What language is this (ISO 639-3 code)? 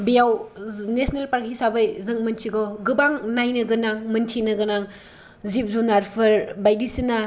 brx